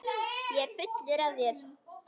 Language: Icelandic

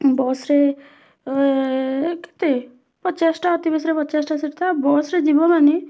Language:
Odia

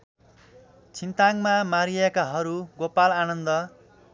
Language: Nepali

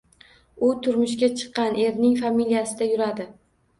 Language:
Uzbek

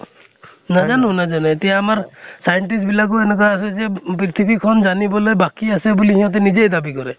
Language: Assamese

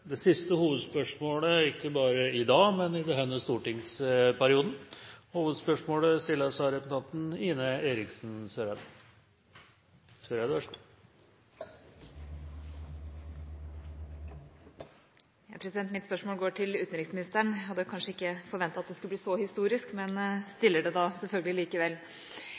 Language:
Norwegian Bokmål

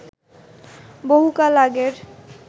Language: Bangla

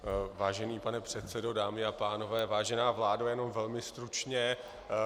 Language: Czech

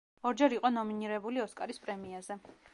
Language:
Georgian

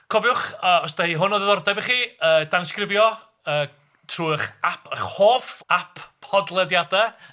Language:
Welsh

